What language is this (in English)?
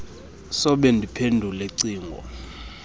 Xhosa